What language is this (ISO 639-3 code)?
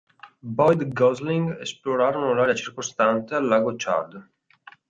ita